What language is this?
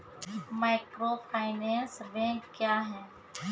Maithili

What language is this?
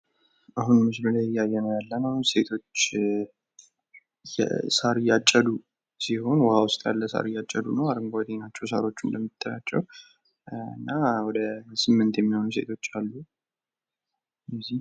Amharic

